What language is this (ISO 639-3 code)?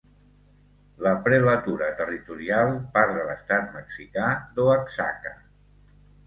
cat